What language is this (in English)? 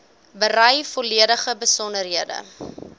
Afrikaans